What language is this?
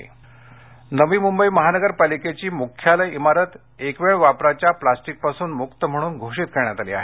Marathi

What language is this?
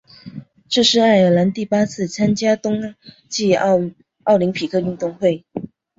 Chinese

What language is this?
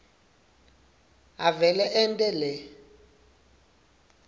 Swati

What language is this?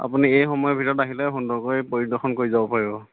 Assamese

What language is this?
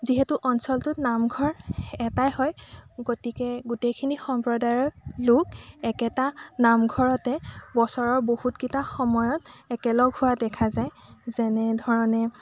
Assamese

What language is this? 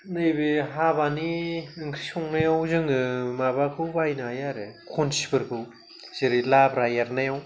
Bodo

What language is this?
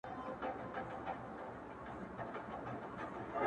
Pashto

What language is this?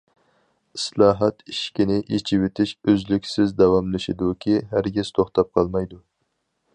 Uyghur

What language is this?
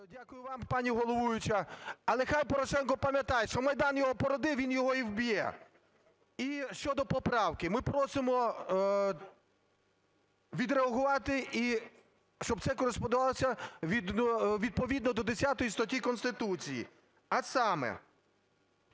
Ukrainian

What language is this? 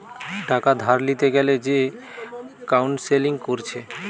Bangla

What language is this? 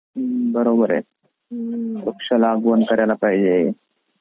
Marathi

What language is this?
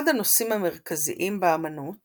Hebrew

